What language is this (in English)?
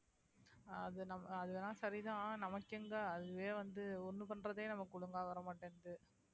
Tamil